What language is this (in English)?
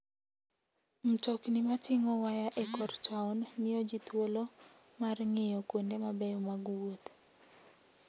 Luo (Kenya and Tanzania)